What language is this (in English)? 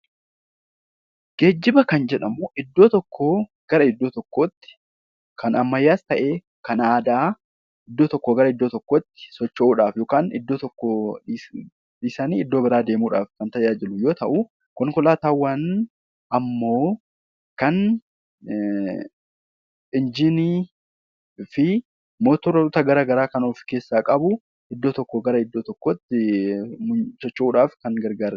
Oromo